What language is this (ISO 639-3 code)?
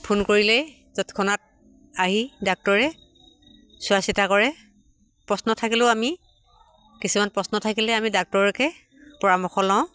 asm